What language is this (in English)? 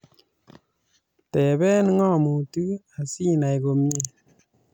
Kalenjin